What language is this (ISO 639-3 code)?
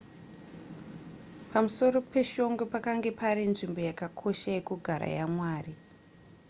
sna